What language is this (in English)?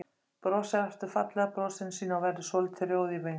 Icelandic